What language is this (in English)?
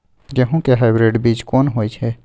Maithili